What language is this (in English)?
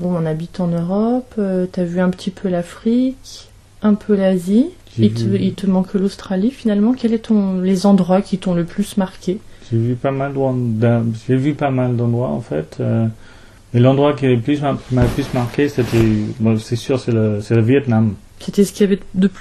French